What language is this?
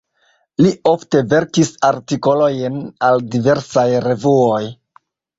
Esperanto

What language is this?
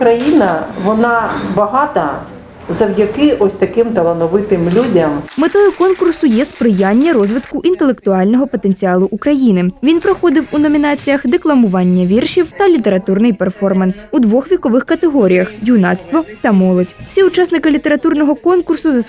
Ukrainian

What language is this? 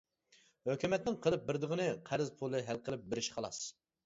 Uyghur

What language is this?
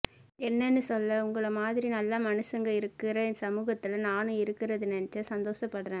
Tamil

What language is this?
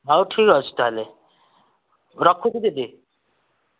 Odia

